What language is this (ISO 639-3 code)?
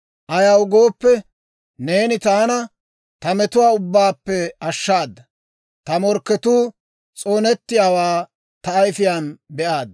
dwr